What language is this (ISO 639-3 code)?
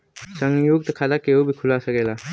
bho